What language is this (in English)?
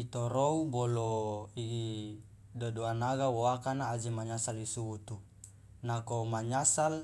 Loloda